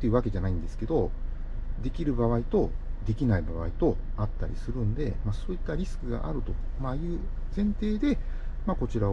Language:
Japanese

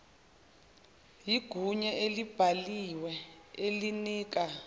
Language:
Zulu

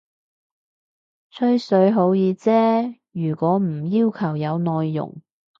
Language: Cantonese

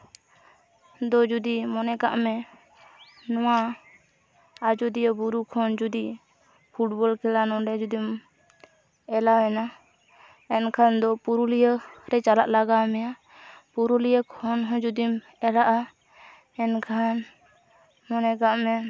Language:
Santali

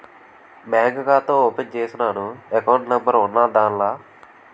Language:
Telugu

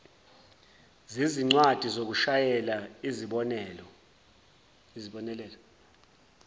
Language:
Zulu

